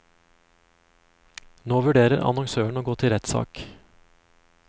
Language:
Norwegian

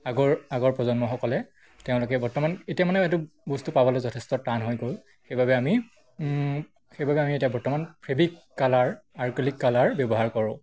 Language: Assamese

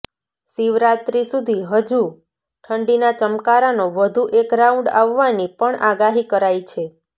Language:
Gujarati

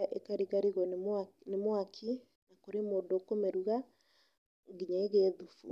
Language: Kikuyu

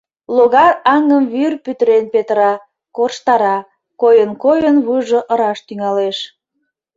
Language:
Mari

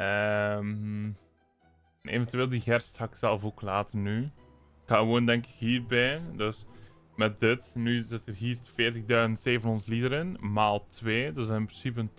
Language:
Dutch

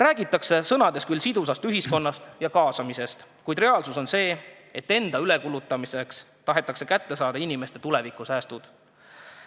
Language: Estonian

